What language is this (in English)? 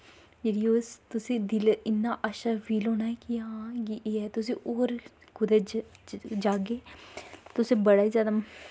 Dogri